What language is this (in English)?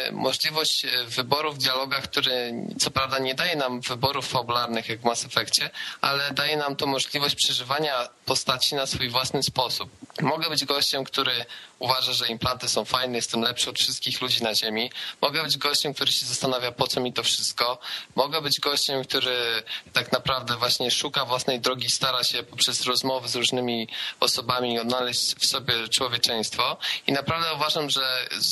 Polish